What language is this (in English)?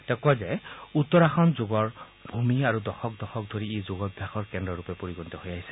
Assamese